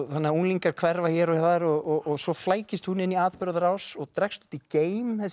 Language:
Icelandic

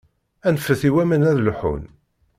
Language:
Kabyle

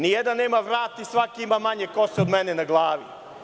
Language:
Serbian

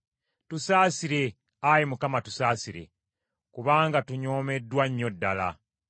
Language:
Ganda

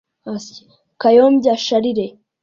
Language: Kinyarwanda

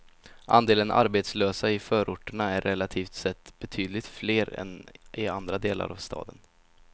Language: Swedish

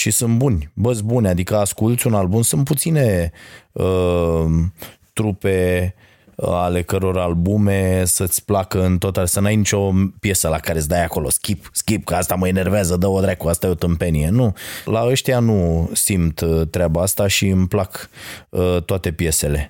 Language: Romanian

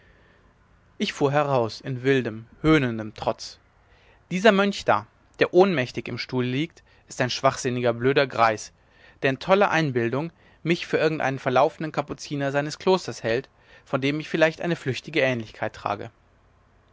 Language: German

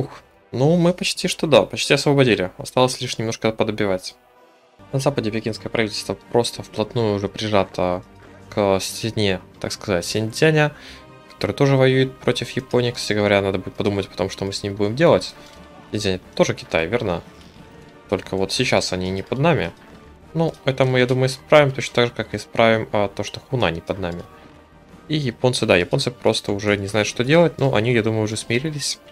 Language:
Russian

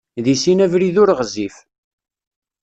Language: Kabyle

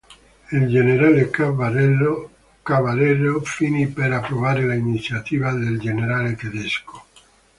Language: Italian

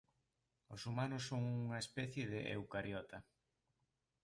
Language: Galician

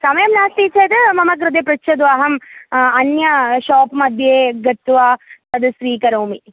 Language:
Sanskrit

